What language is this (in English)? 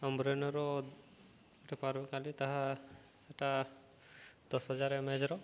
Odia